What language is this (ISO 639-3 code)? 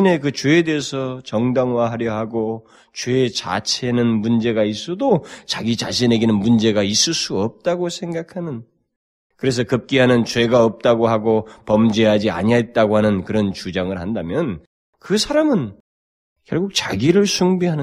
kor